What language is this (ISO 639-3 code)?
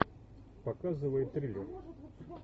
rus